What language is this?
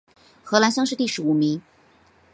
Chinese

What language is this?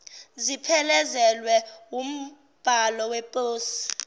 Zulu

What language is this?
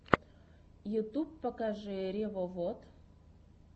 Russian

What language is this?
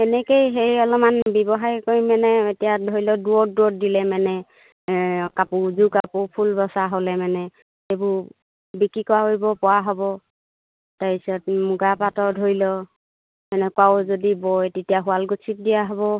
Assamese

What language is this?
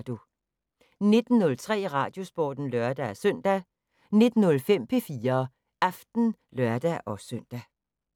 Danish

